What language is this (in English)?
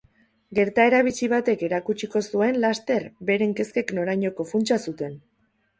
Basque